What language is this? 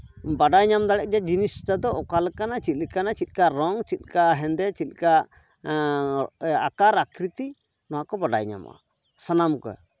Santali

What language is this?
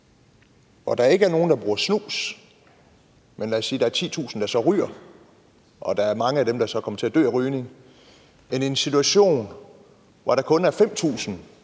Danish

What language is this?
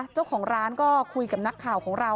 Thai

